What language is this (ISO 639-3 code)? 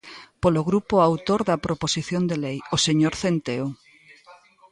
glg